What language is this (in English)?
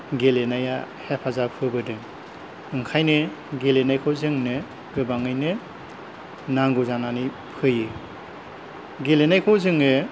Bodo